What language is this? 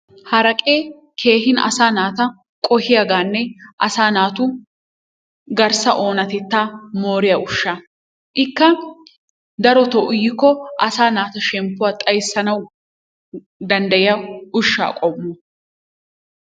Wolaytta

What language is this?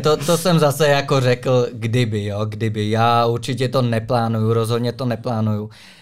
Czech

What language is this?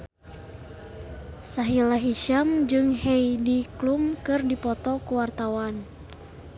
Sundanese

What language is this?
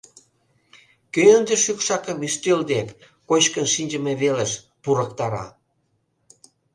Mari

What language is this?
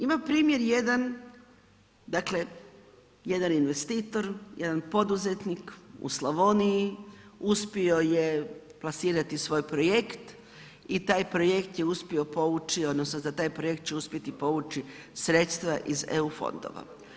Croatian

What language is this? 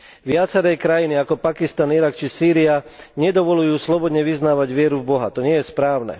Slovak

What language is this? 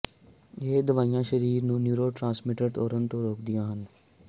Punjabi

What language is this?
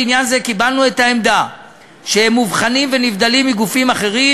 Hebrew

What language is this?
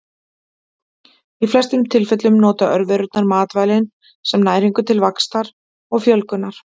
Icelandic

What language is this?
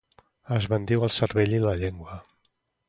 Catalan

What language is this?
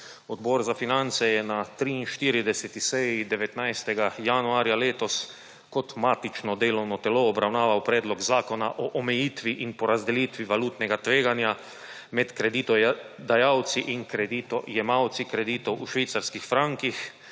Slovenian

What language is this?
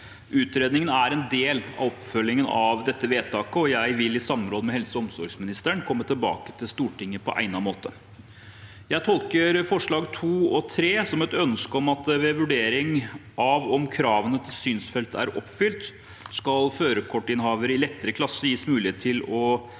Norwegian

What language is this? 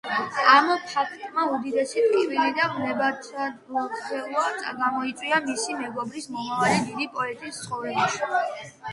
Georgian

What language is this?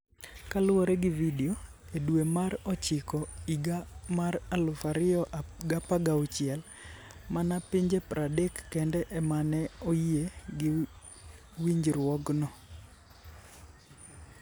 Luo (Kenya and Tanzania)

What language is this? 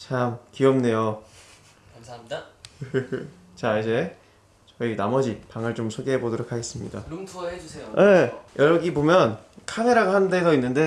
Korean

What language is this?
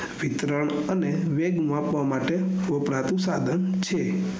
Gujarati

